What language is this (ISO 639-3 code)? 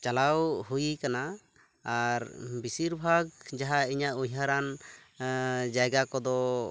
sat